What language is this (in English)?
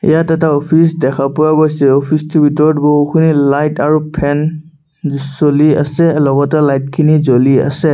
Assamese